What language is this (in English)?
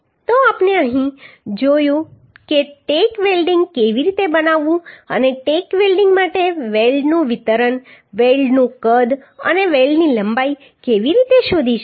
Gujarati